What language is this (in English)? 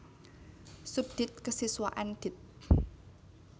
Javanese